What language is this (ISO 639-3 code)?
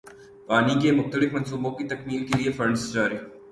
urd